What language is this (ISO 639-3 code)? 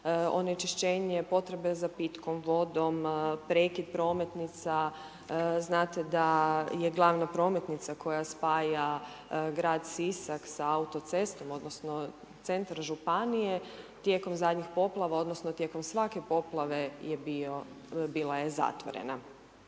hrv